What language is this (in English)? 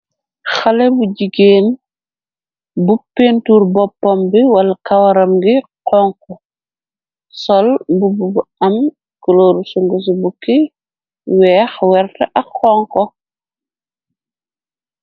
Wolof